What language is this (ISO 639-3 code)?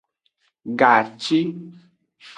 ajg